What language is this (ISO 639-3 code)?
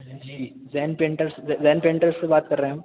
urd